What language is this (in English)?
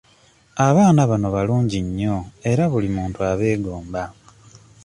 Ganda